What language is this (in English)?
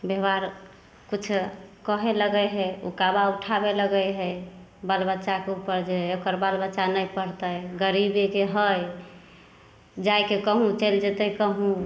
Maithili